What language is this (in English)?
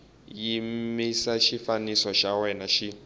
Tsonga